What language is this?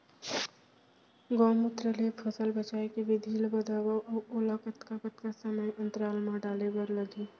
Chhattisgarhi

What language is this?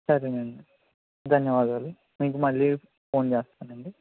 Telugu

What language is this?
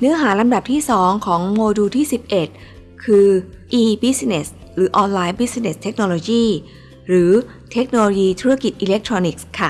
Thai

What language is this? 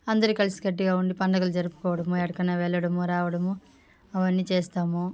Telugu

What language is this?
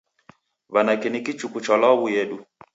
Taita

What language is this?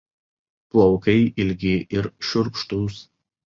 Lithuanian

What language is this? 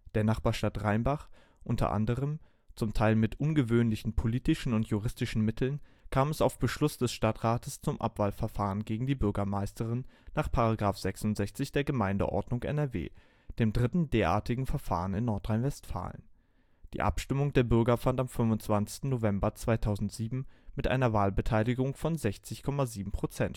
German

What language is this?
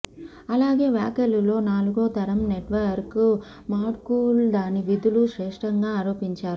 Telugu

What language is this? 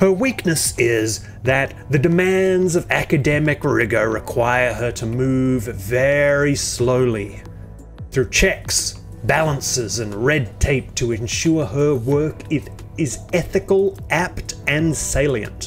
English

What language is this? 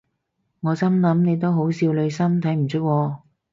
Cantonese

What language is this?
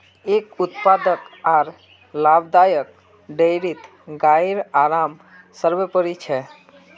Magahi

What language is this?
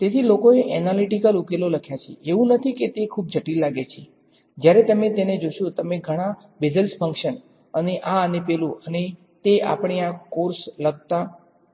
Gujarati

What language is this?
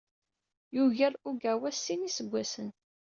Kabyle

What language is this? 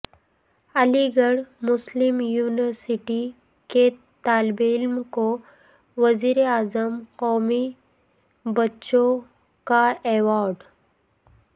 Urdu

